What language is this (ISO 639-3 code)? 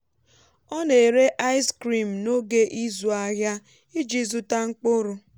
ibo